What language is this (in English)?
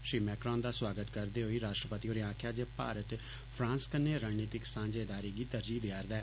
Dogri